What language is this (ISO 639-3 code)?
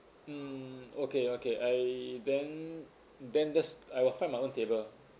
eng